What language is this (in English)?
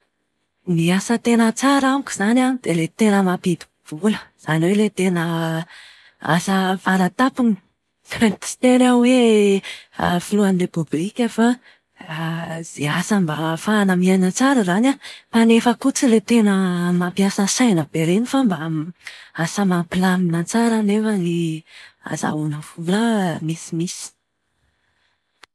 Malagasy